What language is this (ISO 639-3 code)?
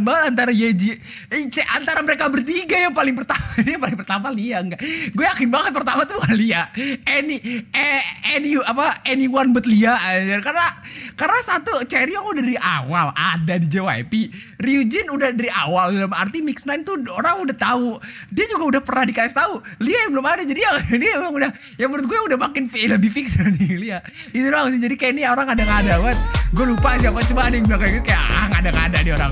ind